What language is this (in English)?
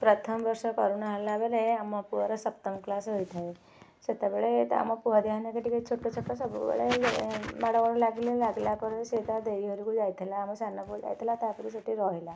Odia